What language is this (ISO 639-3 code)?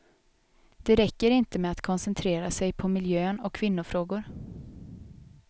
swe